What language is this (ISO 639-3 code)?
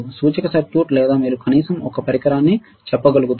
tel